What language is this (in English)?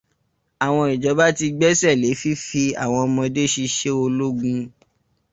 Yoruba